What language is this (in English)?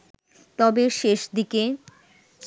Bangla